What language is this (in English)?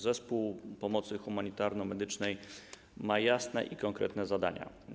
Polish